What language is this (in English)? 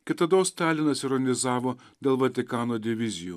Lithuanian